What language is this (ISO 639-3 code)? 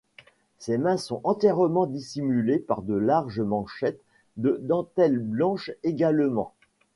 fra